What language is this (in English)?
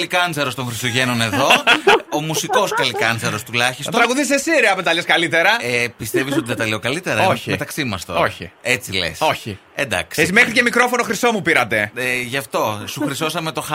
Greek